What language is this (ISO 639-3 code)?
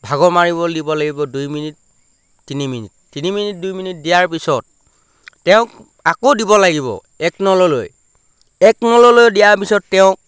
asm